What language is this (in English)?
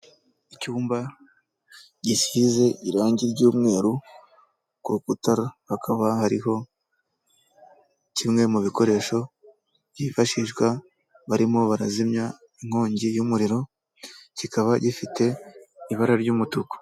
Kinyarwanda